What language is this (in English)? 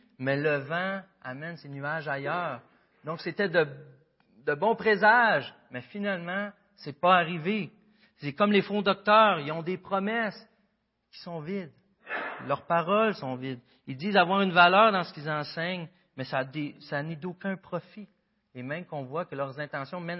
French